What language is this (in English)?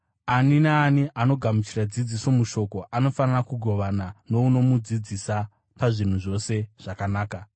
Shona